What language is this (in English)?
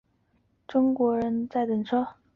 Chinese